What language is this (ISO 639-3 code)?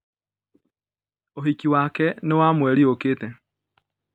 kik